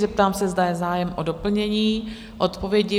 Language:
Czech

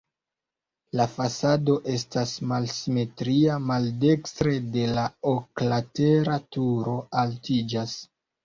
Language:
Esperanto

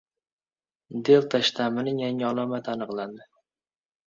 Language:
Uzbek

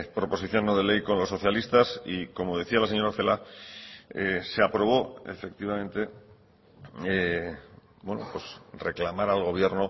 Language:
Spanish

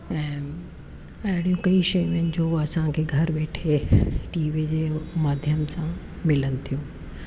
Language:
Sindhi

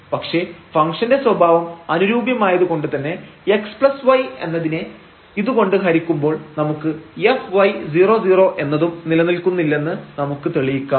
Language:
Malayalam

